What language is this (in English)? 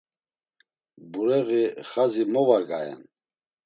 Laz